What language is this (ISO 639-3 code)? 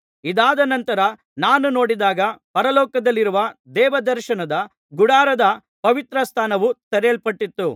kan